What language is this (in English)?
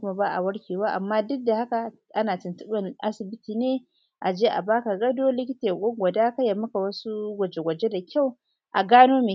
Hausa